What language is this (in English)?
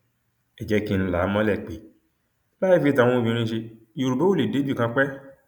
Yoruba